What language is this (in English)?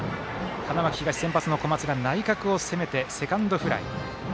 Japanese